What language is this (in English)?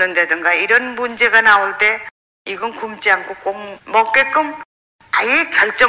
Korean